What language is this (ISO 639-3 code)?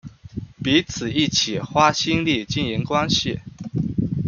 zho